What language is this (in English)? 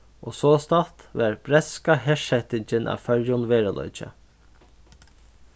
Faroese